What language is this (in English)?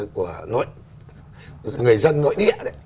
Vietnamese